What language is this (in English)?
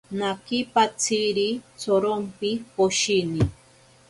Ashéninka Perené